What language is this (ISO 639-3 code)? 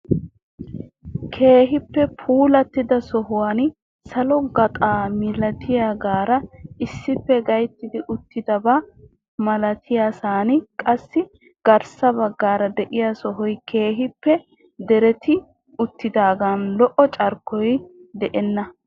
wal